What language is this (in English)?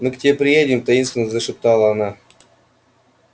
Russian